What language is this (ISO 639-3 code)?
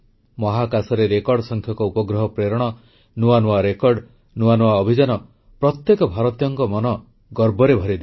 ori